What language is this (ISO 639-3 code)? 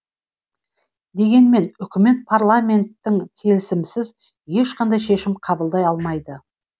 kaz